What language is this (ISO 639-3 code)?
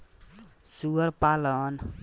bho